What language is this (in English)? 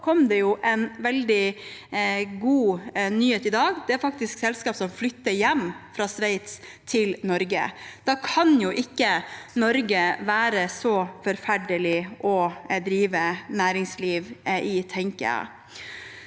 Norwegian